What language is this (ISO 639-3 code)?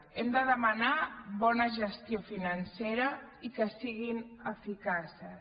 cat